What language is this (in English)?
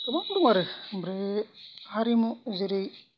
Bodo